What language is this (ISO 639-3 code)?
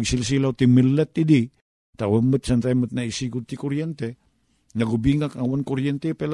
fil